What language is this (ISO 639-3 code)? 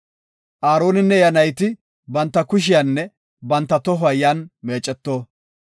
gof